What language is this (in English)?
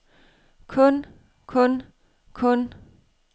Danish